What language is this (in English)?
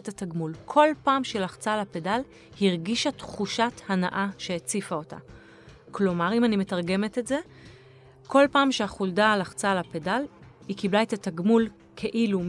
Hebrew